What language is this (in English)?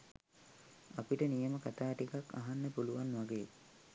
Sinhala